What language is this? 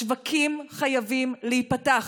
Hebrew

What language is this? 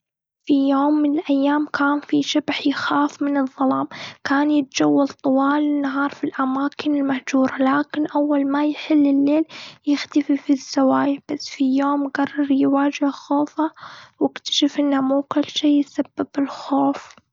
Gulf Arabic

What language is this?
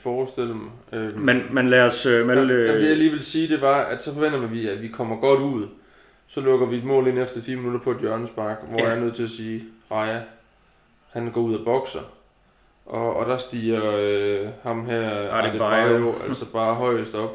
Danish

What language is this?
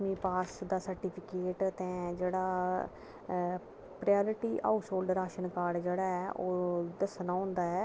Dogri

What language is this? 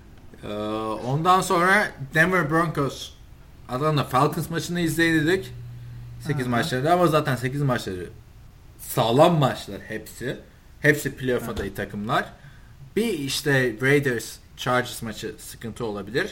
Turkish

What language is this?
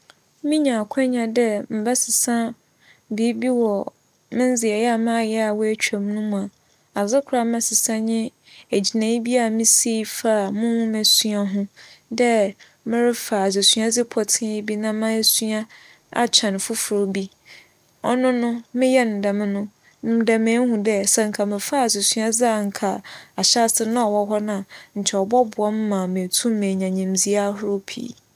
Akan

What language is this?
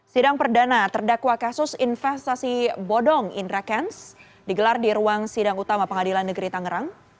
Indonesian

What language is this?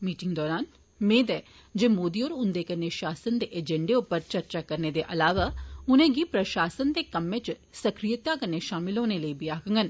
Dogri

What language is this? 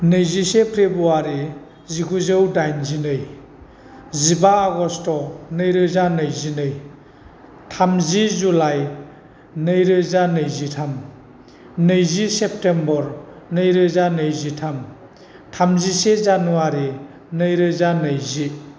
Bodo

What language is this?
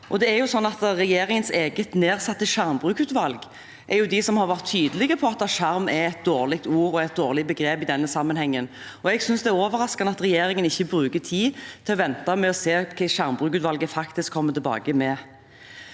Norwegian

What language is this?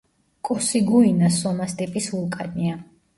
Georgian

